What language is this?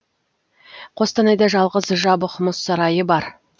Kazakh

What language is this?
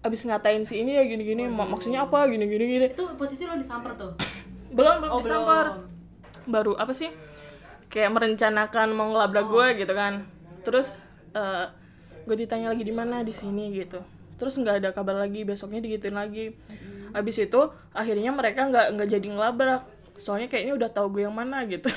Indonesian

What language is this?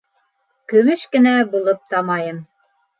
Bashkir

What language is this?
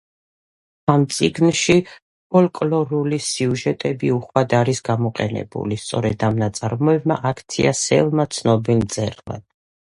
Georgian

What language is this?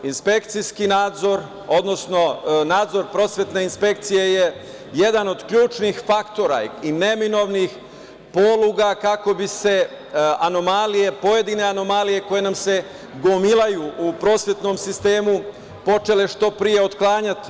Serbian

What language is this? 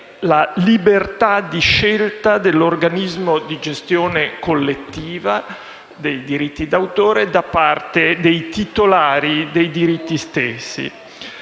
Italian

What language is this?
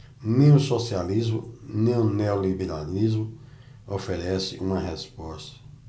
Portuguese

